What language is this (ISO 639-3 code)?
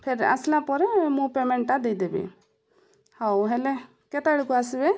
ori